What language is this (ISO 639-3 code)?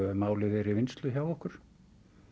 isl